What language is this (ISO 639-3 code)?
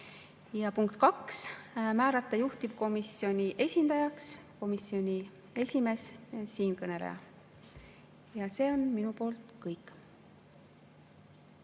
est